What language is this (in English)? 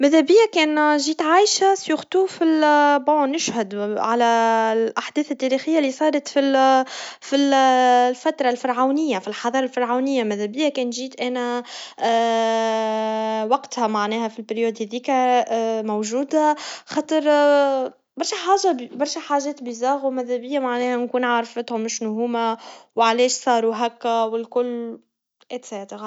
Tunisian Arabic